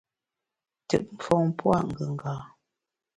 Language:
Bamun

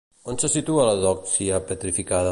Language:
Catalan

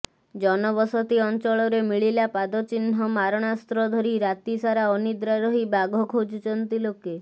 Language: Odia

